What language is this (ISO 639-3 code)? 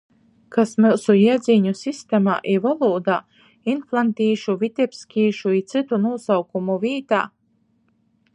ltg